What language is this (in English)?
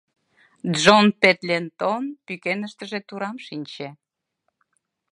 Mari